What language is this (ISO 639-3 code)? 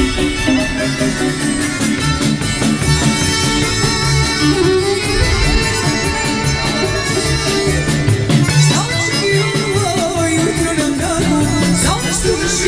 ron